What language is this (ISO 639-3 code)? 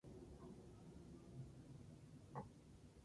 spa